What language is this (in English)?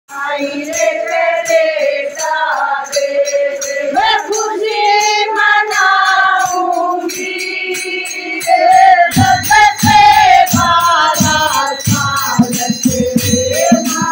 Arabic